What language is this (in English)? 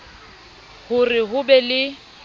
Southern Sotho